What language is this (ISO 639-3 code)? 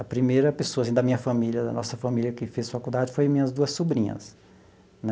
por